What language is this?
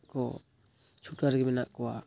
Santali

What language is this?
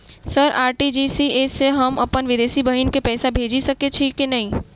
Maithili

